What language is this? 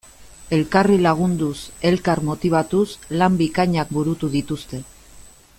Basque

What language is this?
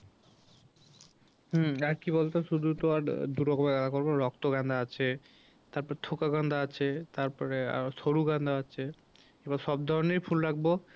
Bangla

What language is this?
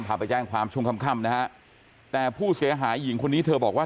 Thai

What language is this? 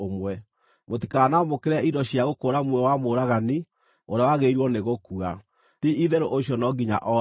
Kikuyu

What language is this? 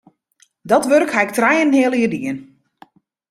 Western Frisian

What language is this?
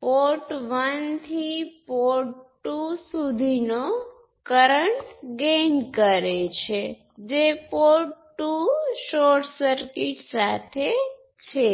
Gujarati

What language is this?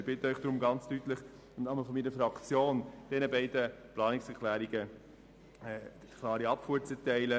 Swiss German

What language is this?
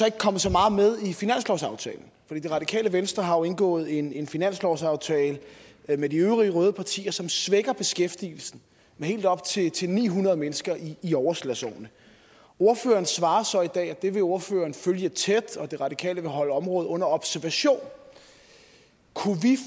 Danish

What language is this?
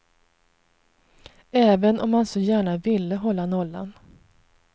Swedish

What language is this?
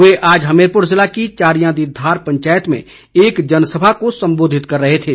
Hindi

